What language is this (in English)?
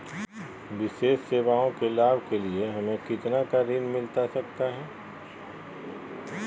Magahi